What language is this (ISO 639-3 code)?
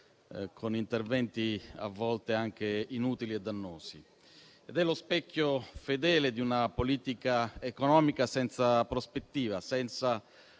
ita